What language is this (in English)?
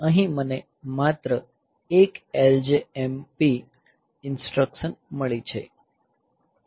Gujarati